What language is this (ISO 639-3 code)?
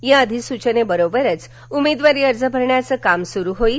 mar